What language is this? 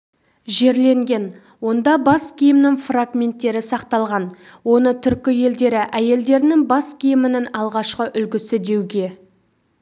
Kazakh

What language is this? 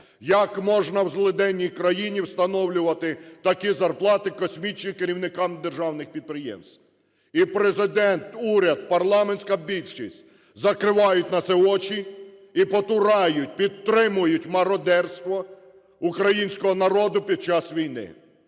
Ukrainian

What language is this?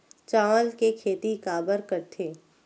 Chhattisgarhi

